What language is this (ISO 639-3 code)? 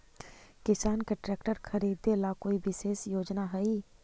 mag